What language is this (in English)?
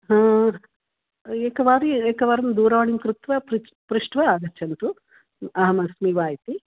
Sanskrit